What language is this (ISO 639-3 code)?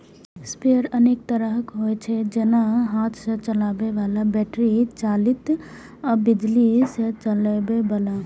mai